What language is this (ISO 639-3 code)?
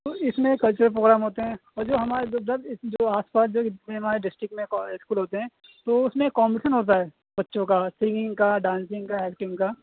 urd